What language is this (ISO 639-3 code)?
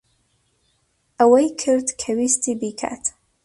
ckb